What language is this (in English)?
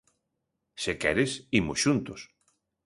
Galician